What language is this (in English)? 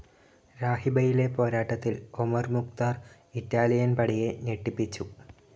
Malayalam